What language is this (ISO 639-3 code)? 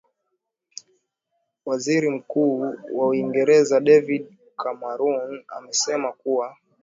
swa